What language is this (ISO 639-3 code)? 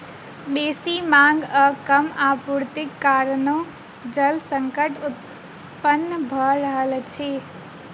mai